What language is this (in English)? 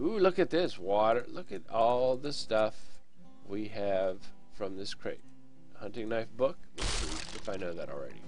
English